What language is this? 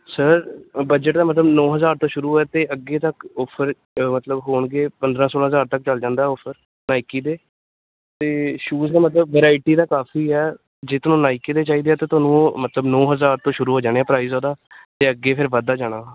Punjabi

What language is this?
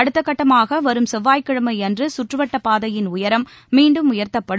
Tamil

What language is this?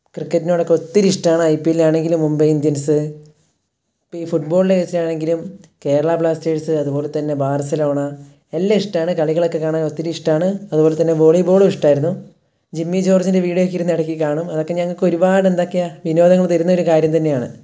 Malayalam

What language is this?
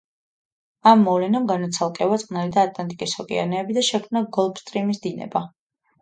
Georgian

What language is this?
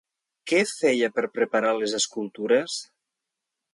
Catalan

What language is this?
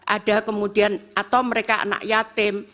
Indonesian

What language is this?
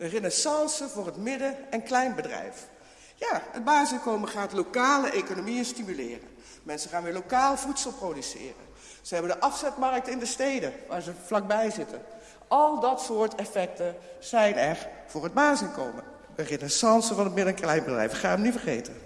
Dutch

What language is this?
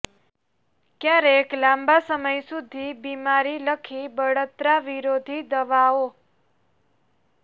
Gujarati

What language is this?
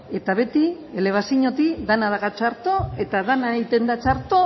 Basque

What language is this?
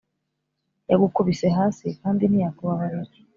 Kinyarwanda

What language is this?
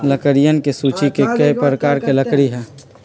Magahi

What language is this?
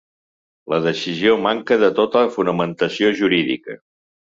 Catalan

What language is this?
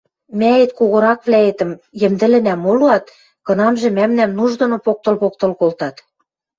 Western Mari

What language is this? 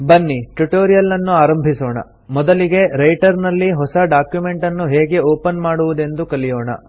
Kannada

